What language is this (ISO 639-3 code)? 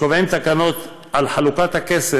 heb